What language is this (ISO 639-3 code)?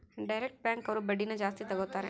kan